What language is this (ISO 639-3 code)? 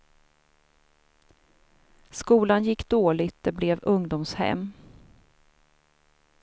swe